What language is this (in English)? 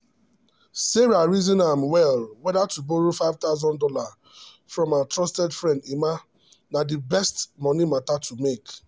Nigerian Pidgin